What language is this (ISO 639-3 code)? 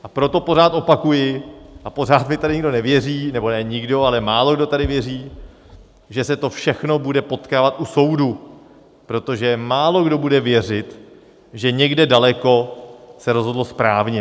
ces